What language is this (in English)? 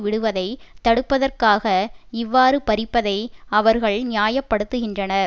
Tamil